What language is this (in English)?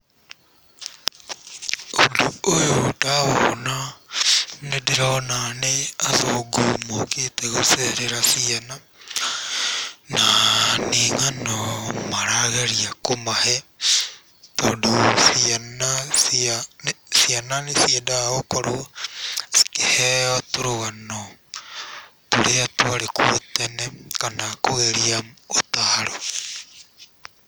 Kikuyu